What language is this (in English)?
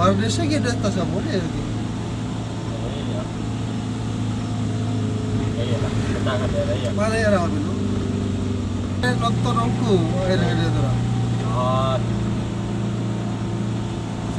Indonesian